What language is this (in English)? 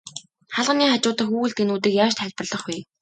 Mongolian